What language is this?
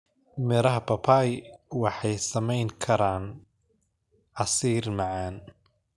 Somali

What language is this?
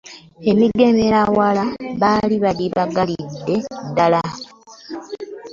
Ganda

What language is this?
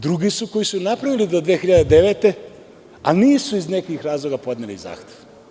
Serbian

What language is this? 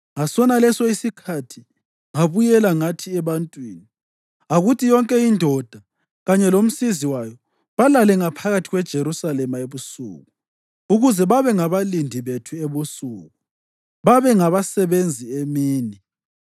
North Ndebele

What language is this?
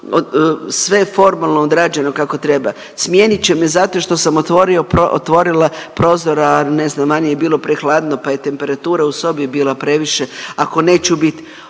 Croatian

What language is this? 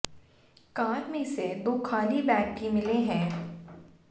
Hindi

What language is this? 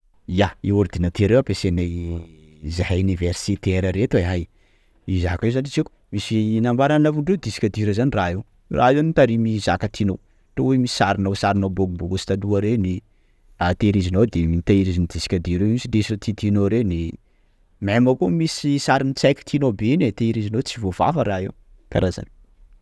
Sakalava Malagasy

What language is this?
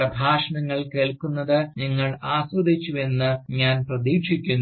Malayalam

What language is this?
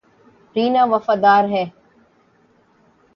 Urdu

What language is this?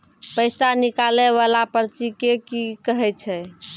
Maithili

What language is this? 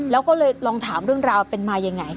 Thai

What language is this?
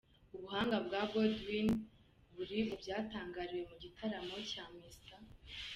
Kinyarwanda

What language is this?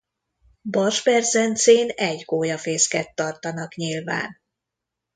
Hungarian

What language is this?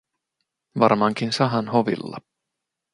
Finnish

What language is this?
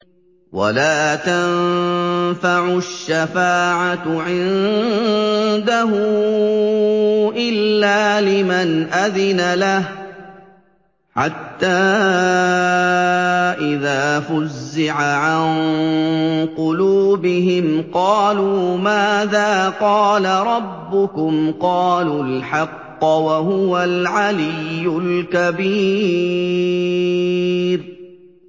Arabic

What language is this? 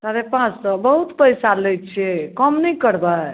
Maithili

